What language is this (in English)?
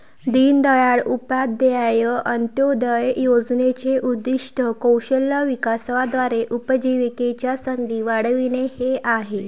Marathi